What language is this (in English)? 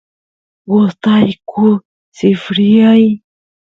Santiago del Estero Quichua